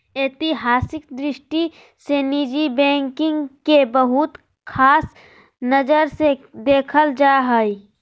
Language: Magahi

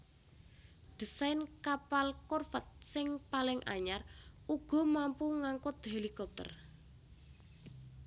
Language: Javanese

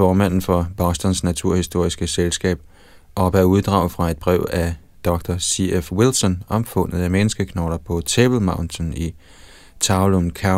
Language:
Danish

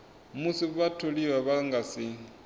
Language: Venda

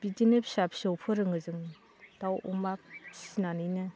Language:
Bodo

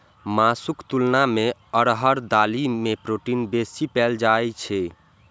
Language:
Maithili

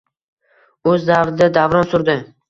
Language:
Uzbek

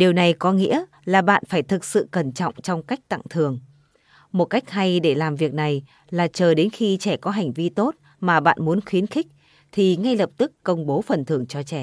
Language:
Vietnamese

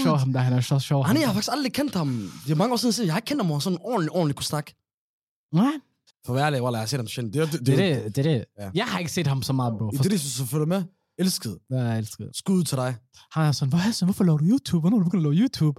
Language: Danish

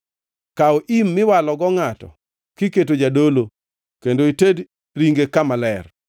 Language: Luo (Kenya and Tanzania)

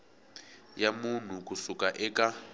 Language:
Tsonga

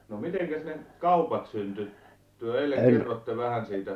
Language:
Finnish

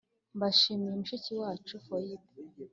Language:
Kinyarwanda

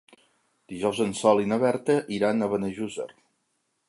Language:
Catalan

